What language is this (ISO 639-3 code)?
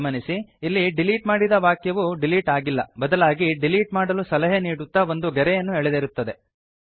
kan